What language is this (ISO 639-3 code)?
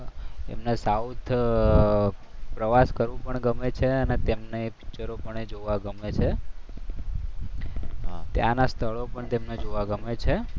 guj